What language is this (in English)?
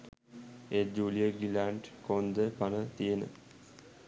Sinhala